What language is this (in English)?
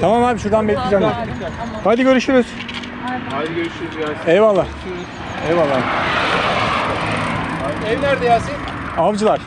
Turkish